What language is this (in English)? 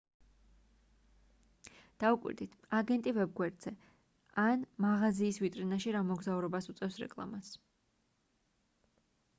Georgian